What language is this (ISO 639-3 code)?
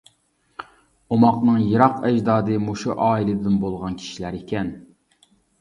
uig